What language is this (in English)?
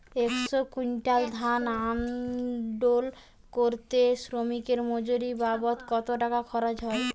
Bangla